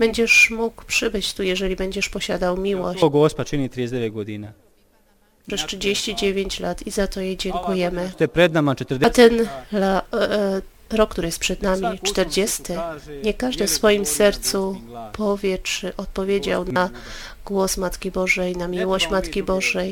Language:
Polish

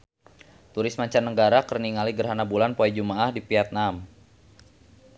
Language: Sundanese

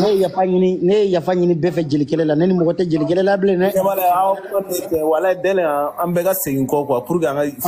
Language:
French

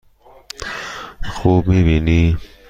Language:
Persian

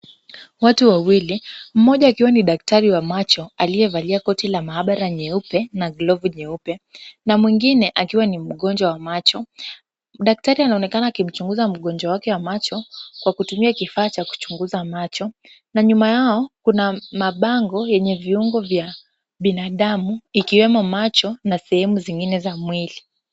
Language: Swahili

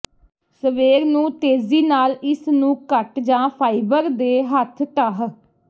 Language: Punjabi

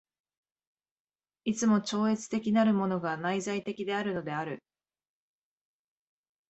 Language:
Japanese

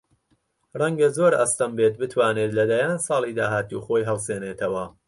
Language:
Central Kurdish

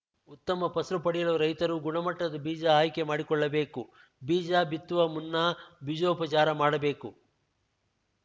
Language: Kannada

